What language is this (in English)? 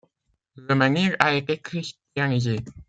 French